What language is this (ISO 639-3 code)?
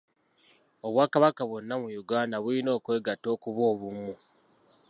lug